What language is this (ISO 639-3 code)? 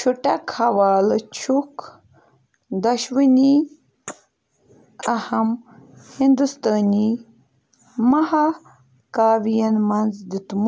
kas